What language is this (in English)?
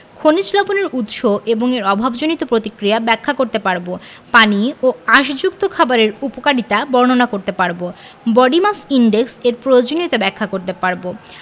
Bangla